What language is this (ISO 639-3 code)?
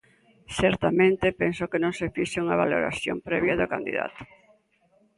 glg